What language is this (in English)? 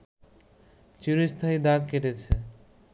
Bangla